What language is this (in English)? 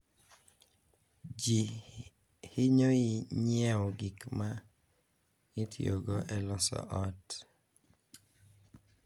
Luo (Kenya and Tanzania)